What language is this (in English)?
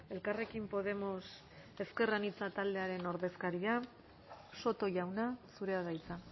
Basque